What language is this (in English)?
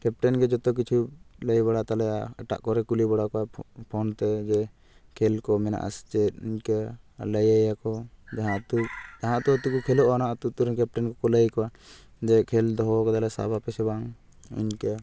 Santali